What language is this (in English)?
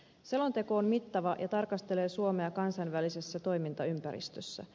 Finnish